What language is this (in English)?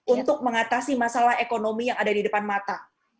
Indonesian